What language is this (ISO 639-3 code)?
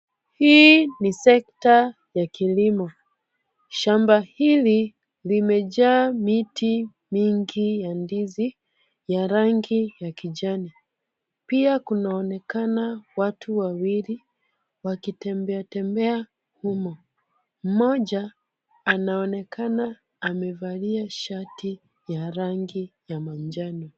swa